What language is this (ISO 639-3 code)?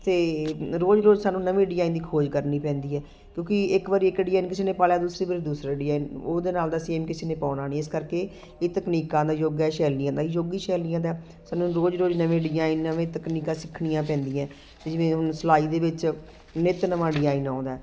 pan